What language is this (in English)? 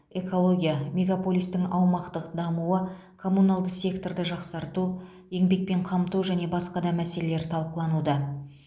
Kazakh